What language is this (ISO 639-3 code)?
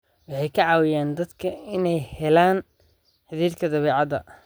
som